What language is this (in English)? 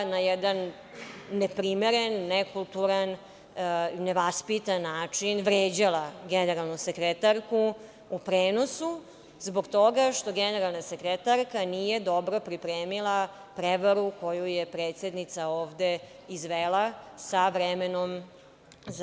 Serbian